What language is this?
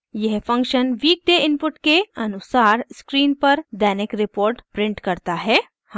Hindi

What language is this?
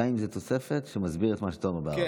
Hebrew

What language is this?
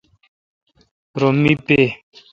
Kalkoti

